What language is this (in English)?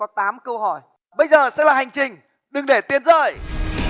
Vietnamese